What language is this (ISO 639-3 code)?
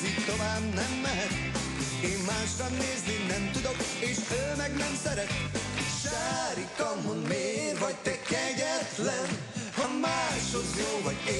hun